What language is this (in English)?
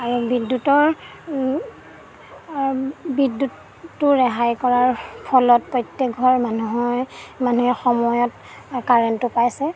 Assamese